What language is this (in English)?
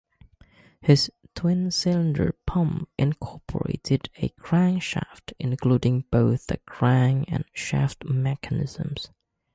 English